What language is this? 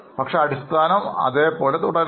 Malayalam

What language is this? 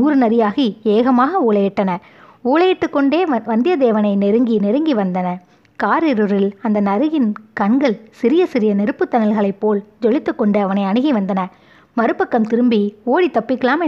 Tamil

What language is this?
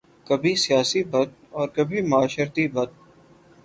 Urdu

